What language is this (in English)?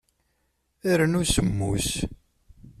Kabyle